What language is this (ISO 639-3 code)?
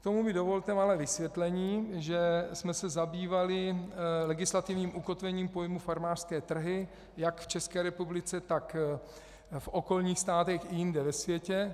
ces